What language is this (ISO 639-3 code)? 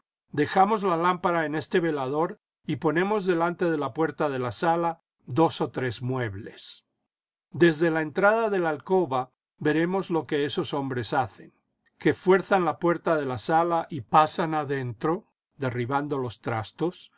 spa